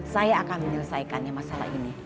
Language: Indonesian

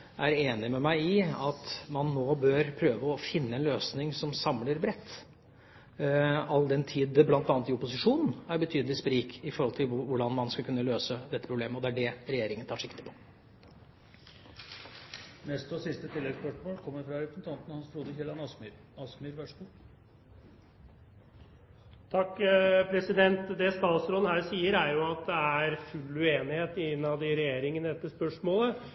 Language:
Norwegian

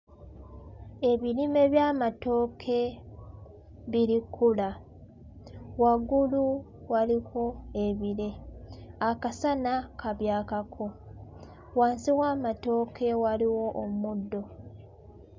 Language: Ganda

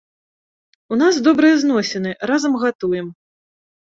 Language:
Belarusian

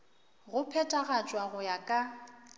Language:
Northern Sotho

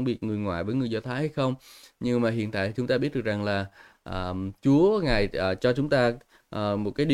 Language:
Vietnamese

